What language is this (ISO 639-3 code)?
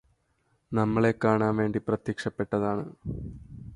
mal